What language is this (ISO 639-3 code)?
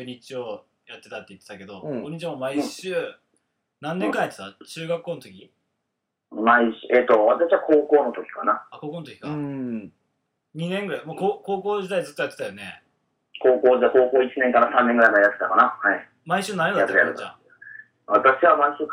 jpn